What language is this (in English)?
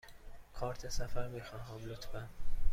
Persian